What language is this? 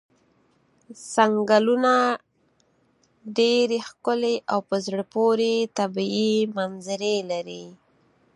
Pashto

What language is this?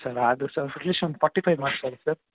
Kannada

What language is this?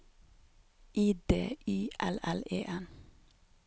Norwegian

